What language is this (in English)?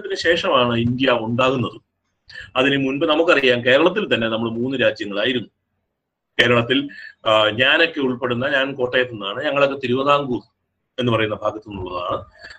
Malayalam